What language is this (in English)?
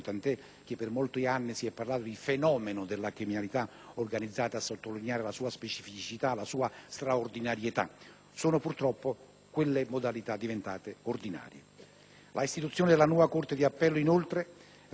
Italian